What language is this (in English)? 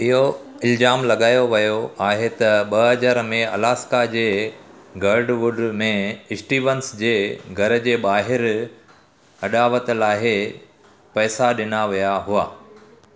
Sindhi